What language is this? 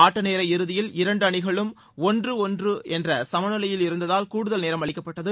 Tamil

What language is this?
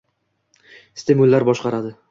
Uzbek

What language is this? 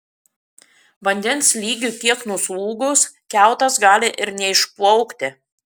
Lithuanian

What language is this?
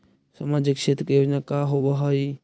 Magahi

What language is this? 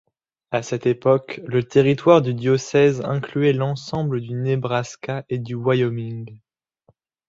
French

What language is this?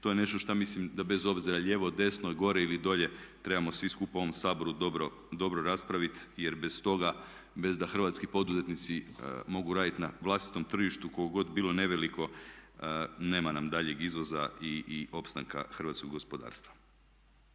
Croatian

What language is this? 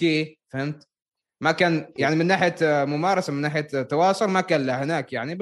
Arabic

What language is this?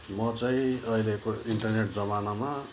Nepali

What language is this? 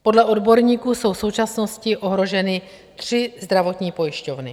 Czech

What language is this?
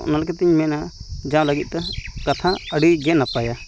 Santali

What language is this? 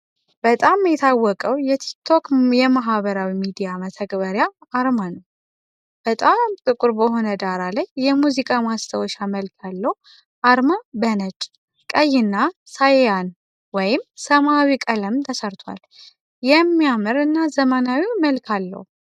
Amharic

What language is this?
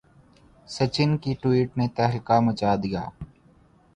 Urdu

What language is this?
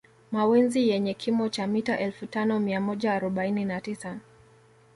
Swahili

